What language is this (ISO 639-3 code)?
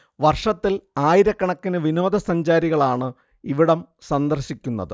mal